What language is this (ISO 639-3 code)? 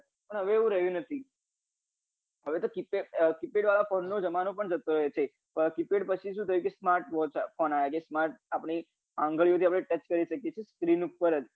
guj